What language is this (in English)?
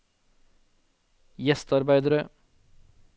Norwegian